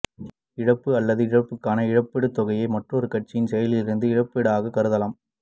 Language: Tamil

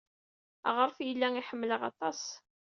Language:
Kabyle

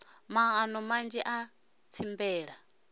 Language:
Venda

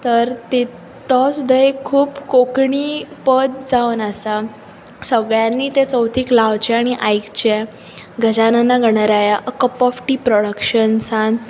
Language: Konkani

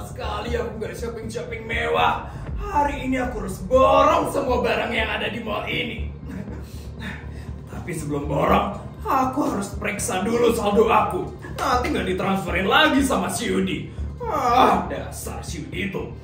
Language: Indonesian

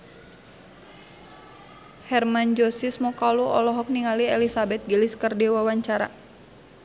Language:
Sundanese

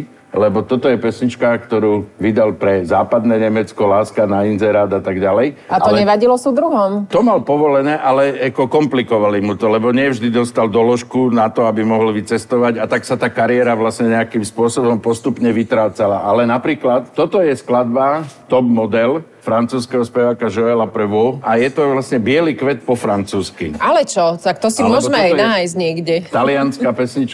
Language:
Slovak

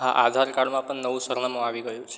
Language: Gujarati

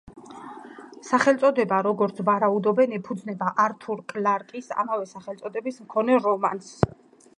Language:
Georgian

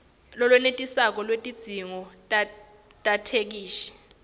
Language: Swati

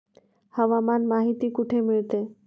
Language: Marathi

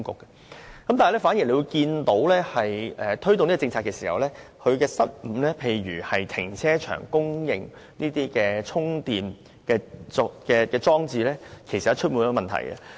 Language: Cantonese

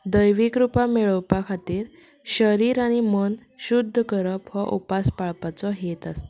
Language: Konkani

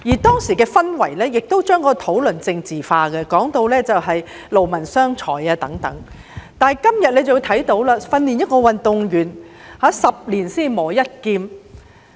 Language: Cantonese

